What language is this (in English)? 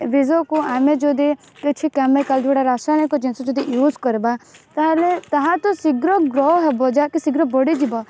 Odia